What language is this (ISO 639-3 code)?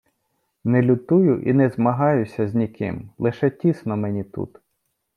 ukr